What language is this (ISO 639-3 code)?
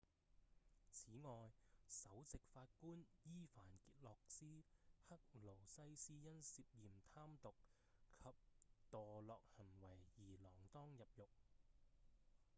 yue